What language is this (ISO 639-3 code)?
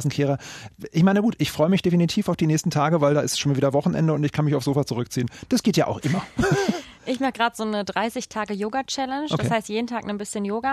deu